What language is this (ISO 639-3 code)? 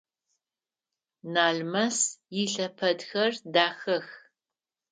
ady